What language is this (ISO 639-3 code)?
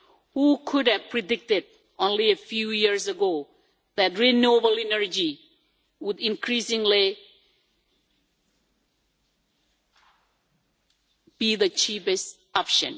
eng